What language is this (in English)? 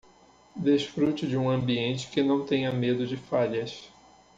Portuguese